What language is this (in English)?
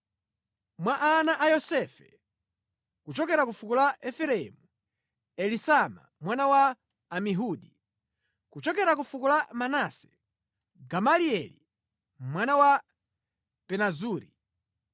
Nyanja